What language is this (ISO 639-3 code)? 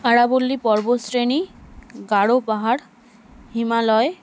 ben